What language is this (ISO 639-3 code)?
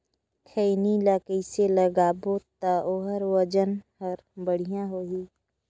hne